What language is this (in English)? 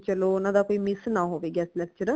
Punjabi